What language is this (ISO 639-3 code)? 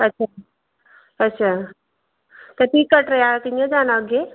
doi